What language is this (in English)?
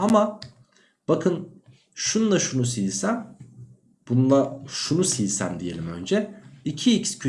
Turkish